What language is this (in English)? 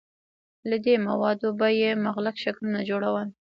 Pashto